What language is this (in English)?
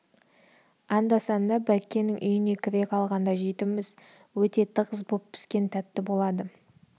Kazakh